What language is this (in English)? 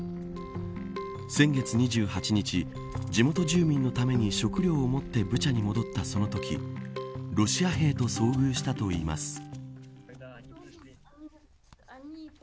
Japanese